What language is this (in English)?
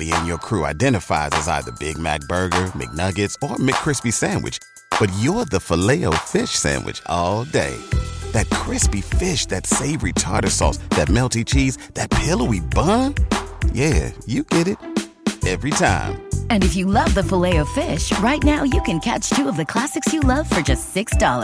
English